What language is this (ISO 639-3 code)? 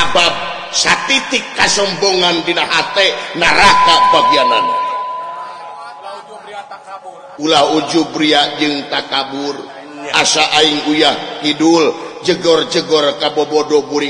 ind